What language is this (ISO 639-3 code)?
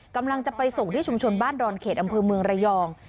tha